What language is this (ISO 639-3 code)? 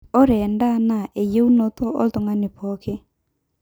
mas